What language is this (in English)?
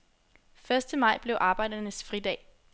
Danish